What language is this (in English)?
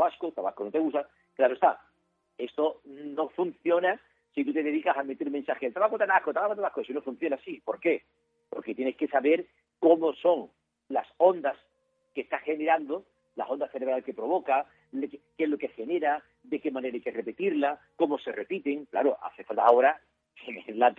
Spanish